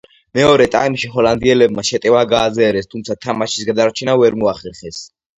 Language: Georgian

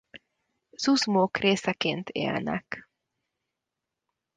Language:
Hungarian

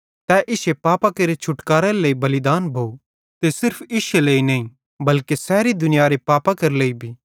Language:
Bhadrawahi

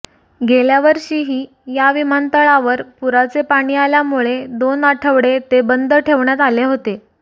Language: Marathi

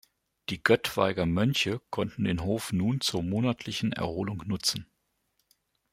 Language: German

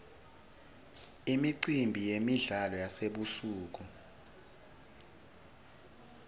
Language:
Swati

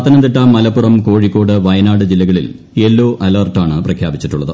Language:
Malayalam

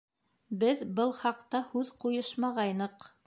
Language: Bashkir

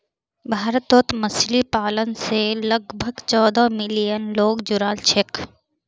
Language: Magahi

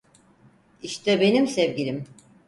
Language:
Turkish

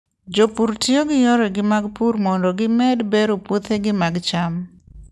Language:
Luo (Kenya and Tanzania)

